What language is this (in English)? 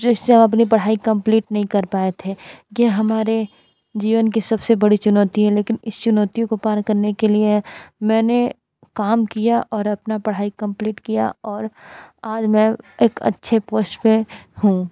Hindi